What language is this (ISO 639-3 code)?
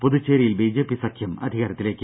mal